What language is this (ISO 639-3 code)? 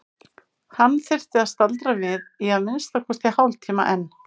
isl